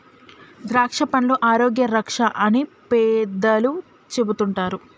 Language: Telugu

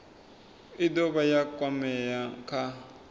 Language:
Venda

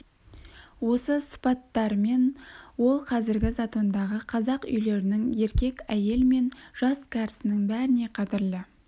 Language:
Kazakh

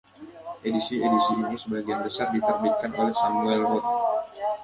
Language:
Indonesian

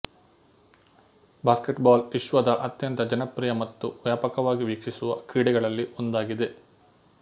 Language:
Kannada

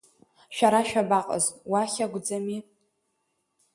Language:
Abkhazian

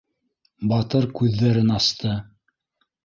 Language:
Bashkir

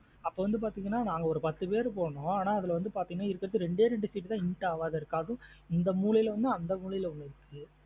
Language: Tamil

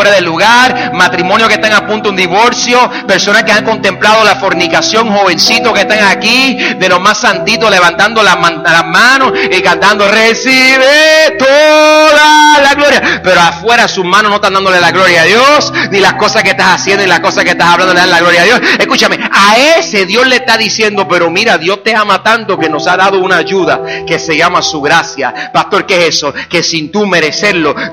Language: Spanish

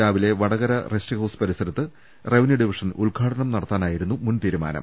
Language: Malayalam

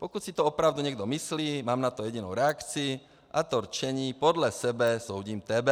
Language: Czech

